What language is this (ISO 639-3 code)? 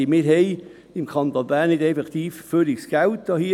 gsw